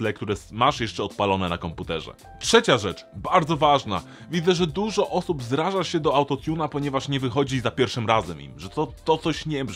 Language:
Polish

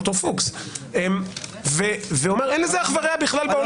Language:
Hebrew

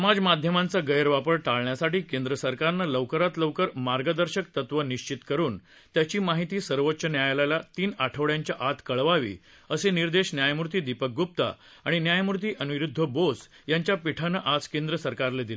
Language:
Marathi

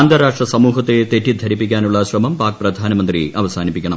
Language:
Malayalam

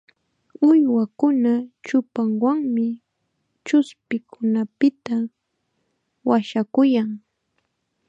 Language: Chiquián Ancash Quechua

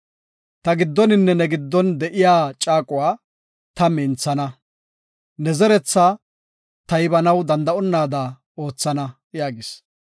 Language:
Gofa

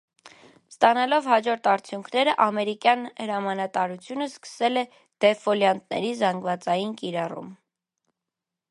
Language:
Armenian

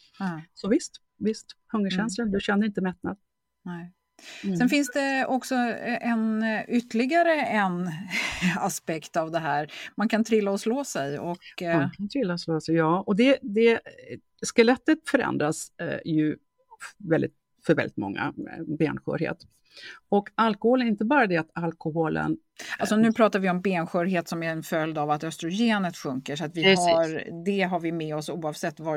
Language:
Swedish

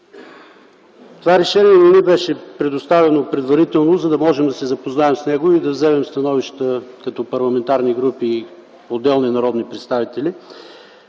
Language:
Bulgarian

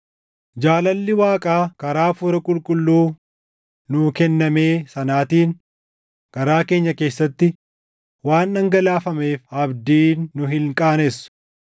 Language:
Oromo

